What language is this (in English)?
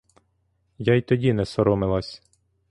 Ukrainian